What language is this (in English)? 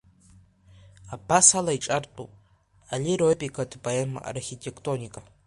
Abkhazian